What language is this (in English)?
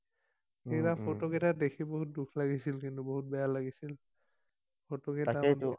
Assamese